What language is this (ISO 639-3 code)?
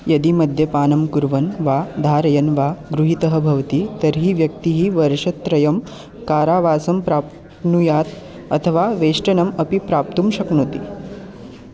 san